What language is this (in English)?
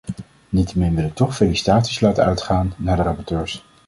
Dutch